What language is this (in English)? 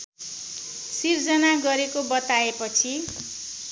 Nepali